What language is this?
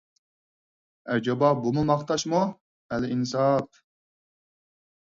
Uyghur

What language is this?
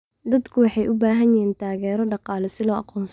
Somali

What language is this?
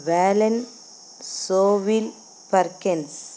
Telugu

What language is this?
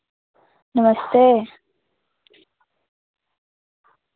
Dogri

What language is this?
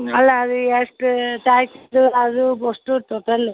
Kannada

